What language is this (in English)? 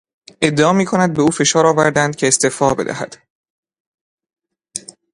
Persian